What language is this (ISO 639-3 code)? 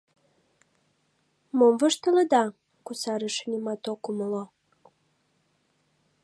chm